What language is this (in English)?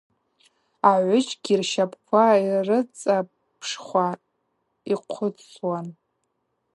Abaza